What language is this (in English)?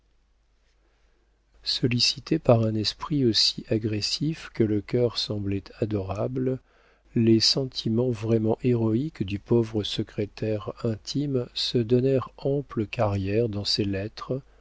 French